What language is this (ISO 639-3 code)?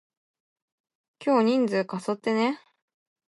jpn